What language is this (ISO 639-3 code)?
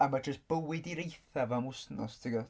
cym